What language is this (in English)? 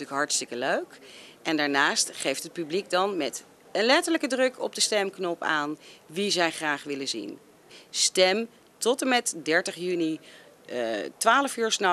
Dutch